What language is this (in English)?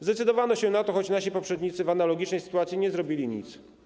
Polish